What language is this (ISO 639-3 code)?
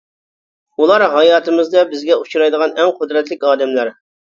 uig